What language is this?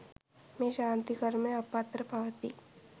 Sinhala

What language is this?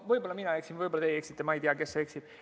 Estonian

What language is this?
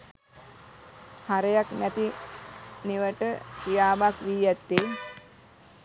Sinhala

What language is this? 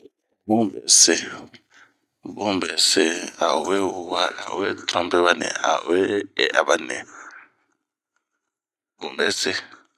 Bomu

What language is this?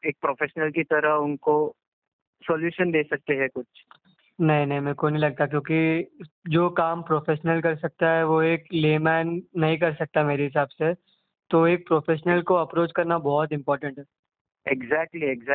Hindi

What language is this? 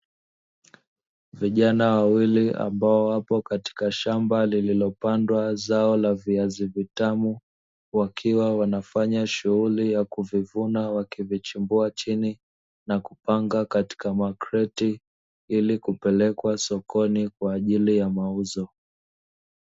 Swahili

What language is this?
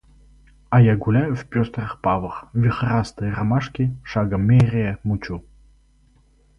Russian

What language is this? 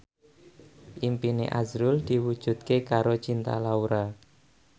Javanese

